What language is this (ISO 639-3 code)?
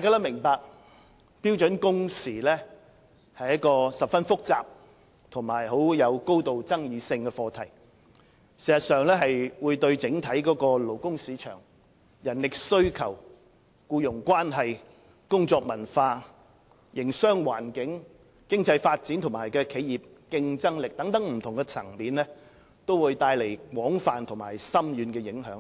yue